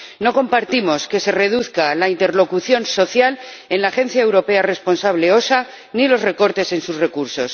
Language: Spanish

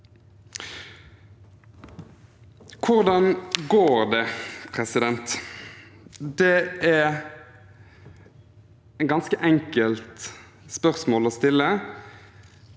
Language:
Norwegian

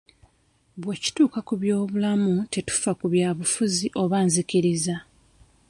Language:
Ganda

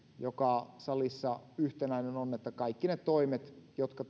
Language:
Finnish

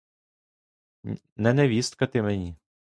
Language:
Ukrainian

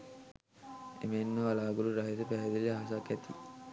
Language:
Sinhala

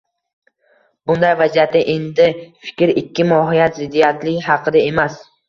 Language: Uzbek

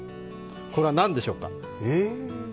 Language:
Japanese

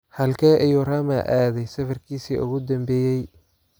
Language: Somali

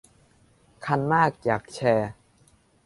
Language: Thai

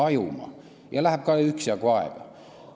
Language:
Estonian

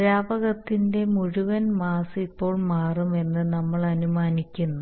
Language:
Malayalam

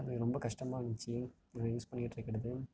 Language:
Tamil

